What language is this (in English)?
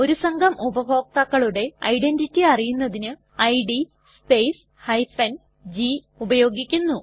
Malayalam